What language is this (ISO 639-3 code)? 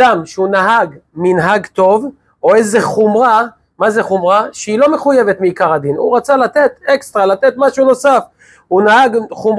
heb